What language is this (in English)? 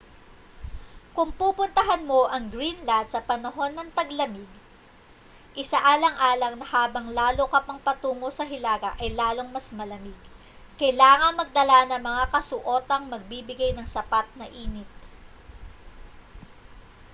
Filipino